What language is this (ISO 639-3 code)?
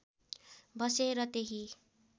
nep